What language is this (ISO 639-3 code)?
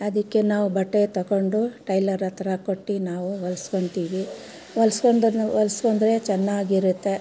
kan